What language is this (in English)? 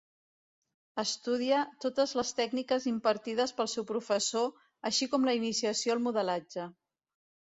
Catalan